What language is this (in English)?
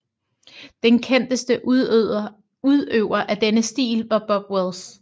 Danish